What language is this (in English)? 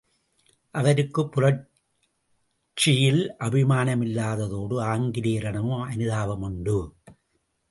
Tamil